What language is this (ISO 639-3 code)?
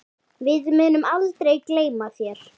isl